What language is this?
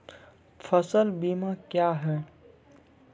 Maithili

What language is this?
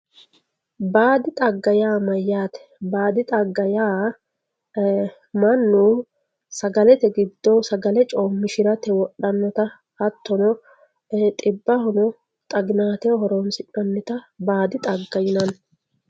Sidamo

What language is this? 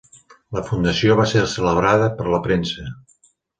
Catalan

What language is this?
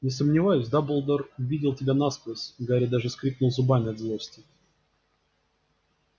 Russian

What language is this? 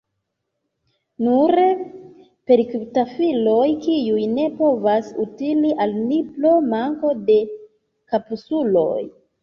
Esperanto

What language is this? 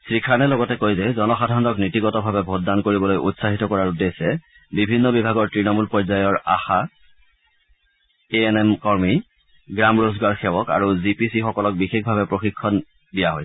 Assamese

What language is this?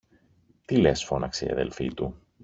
Greek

